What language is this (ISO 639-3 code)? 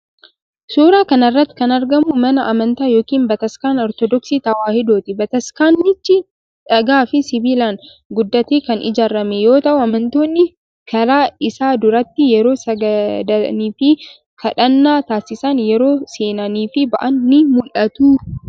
orm